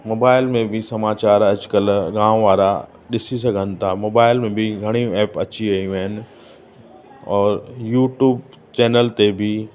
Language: Sindhi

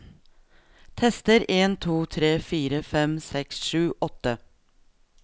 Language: Norwegian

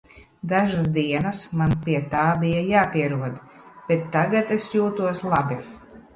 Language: Latvian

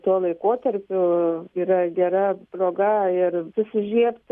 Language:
Lithuanian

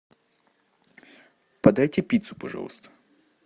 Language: Russian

